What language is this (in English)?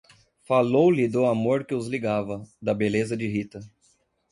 Portuguese